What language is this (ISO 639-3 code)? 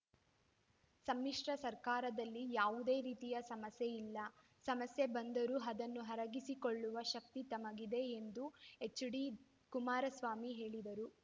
kan